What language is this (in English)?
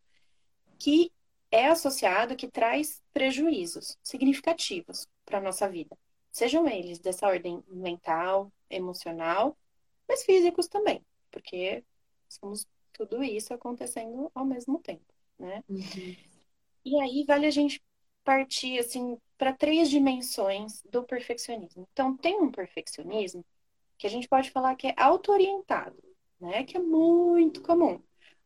Portuguese